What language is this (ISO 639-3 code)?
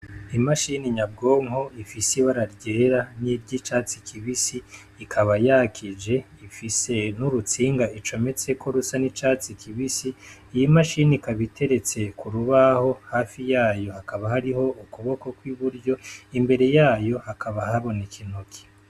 run